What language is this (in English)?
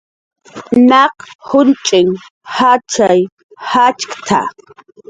Jaqaru